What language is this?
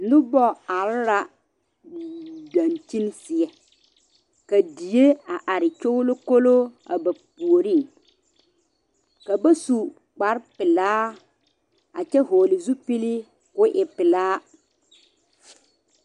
Southern Dagaare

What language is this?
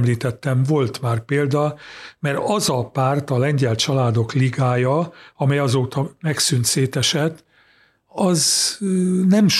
Hungarian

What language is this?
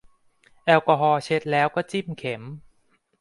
Thai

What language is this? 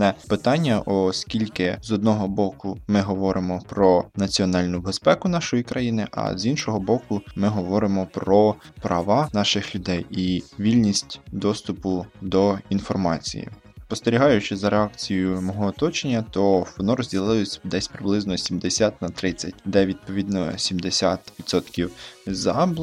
Ukrainian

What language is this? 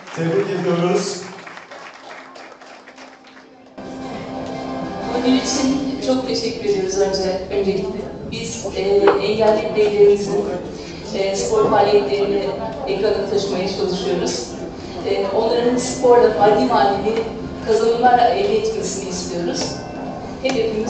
Turkish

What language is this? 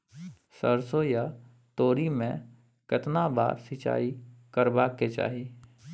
Maithili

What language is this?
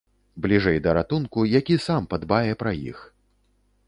Belarusian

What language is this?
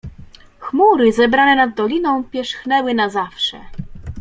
Polish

